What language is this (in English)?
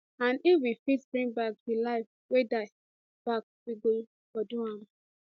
Nigerian Pidgin